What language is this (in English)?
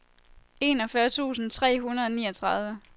Danish